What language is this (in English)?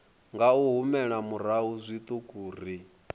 Venda